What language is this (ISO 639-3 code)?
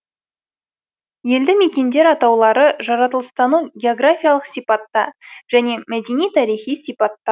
kaz